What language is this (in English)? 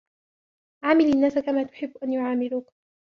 Arabic